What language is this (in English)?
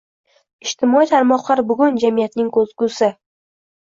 Uzbek